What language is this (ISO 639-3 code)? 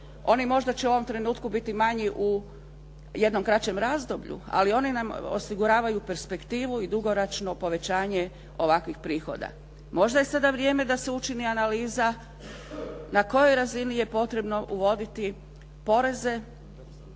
hrv